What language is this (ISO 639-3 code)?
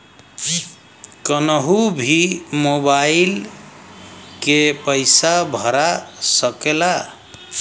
bho